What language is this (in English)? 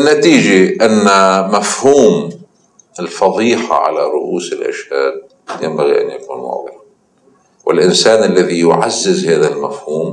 Arabic